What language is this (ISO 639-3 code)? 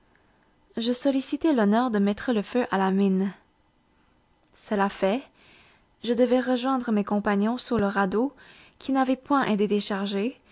fra